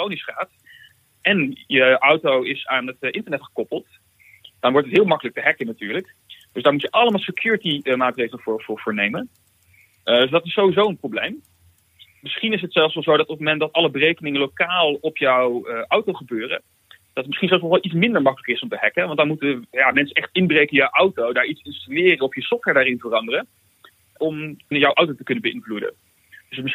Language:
Dutch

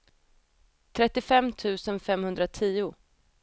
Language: Swedish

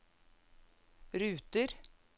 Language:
Norwegian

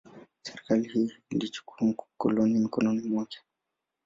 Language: Swahili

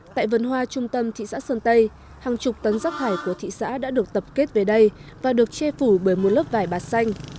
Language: Vietnamese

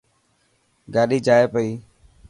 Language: Dhatki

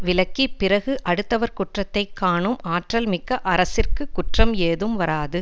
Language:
Tamil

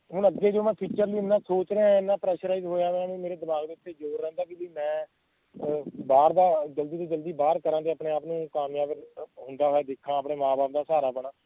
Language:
Punjabi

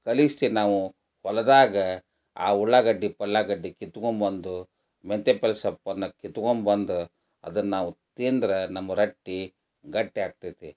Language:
Kannada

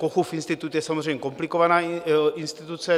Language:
Czech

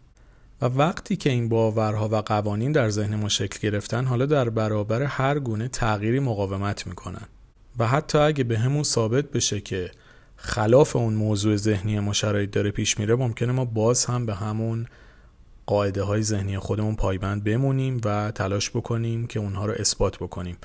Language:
Persian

